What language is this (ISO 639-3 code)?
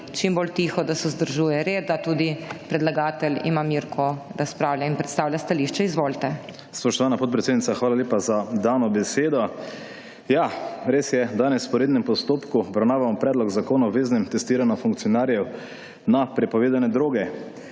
slv